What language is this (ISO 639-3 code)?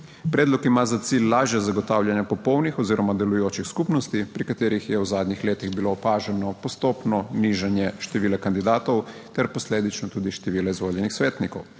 slv